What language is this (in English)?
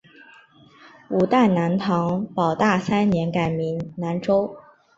Chinese